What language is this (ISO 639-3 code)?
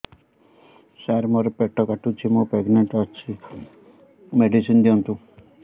ori